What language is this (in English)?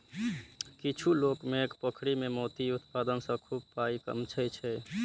Maithili